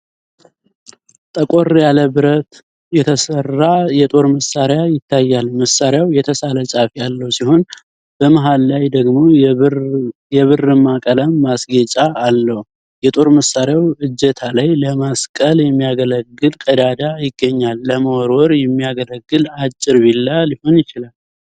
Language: Amharic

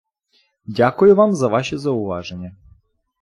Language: Ukrainian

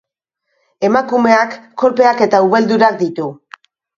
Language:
Basque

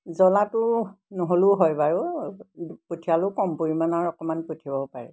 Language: Assamese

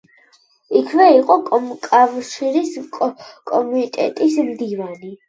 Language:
Georgian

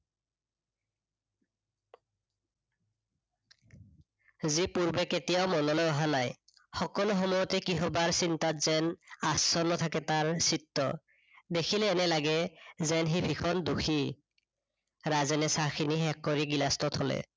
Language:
Assamese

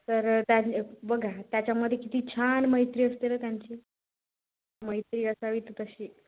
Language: Marathi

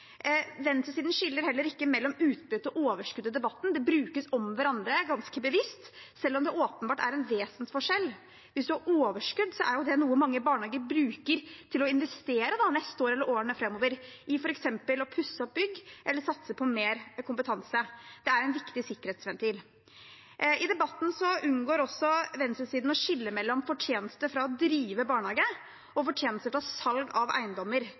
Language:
Norwegian Bokmål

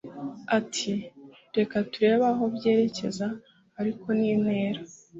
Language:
Kinyarwanda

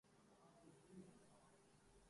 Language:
Urdu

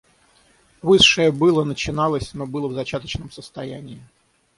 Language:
Russian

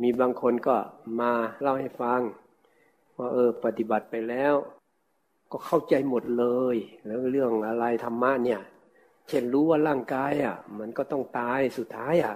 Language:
Thai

